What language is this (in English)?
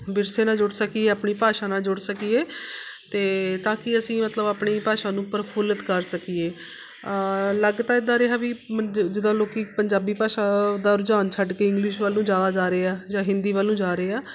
Punjabi